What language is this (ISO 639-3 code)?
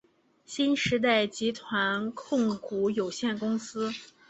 zho